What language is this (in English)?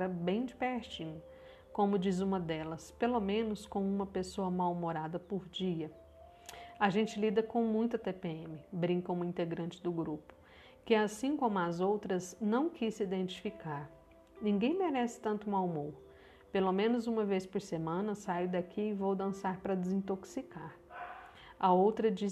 Portuguese